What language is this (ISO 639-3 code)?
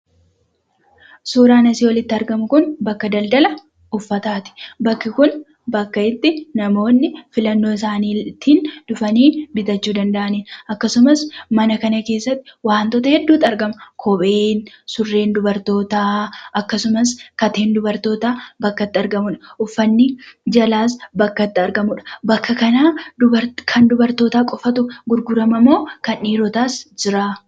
orm